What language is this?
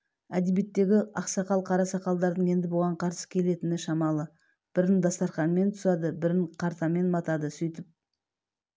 Kazakh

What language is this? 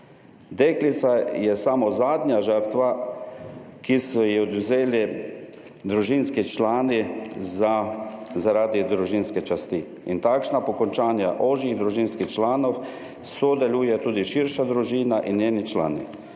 Slovenian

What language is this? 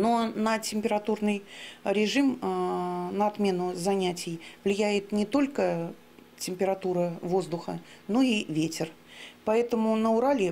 Russian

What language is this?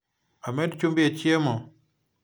Luo (Kenya and Tanzania)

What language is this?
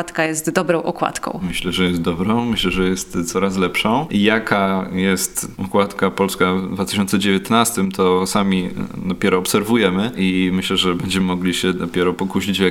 Polish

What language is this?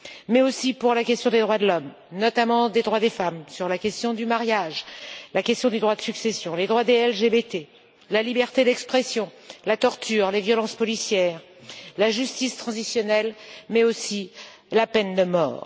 French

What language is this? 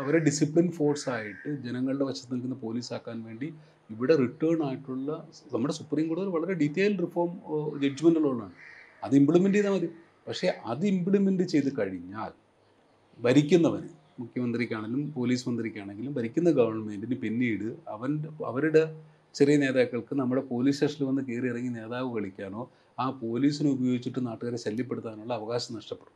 Malayalam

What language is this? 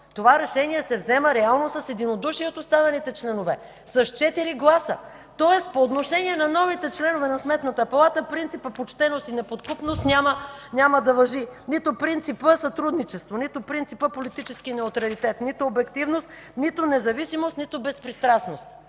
Bulgarian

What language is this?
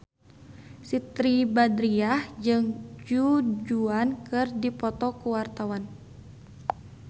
Sundanese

